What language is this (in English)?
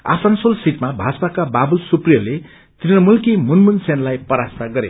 Nepali